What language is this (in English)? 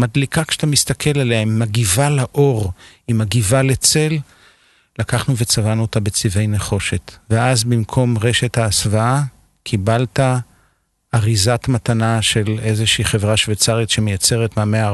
Hebrew